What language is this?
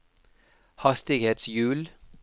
Norwegian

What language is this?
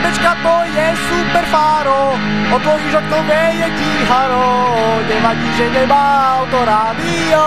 Polish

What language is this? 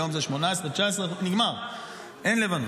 Hebrew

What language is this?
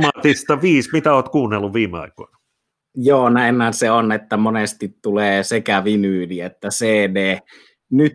Finnish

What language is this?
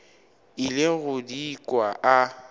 Northern Sotho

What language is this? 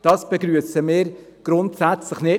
Swiss German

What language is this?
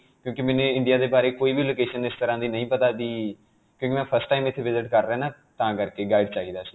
Punjabi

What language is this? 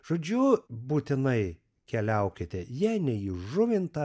Lithuanian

